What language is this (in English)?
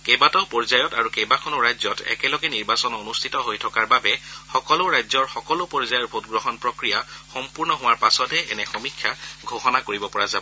Assamese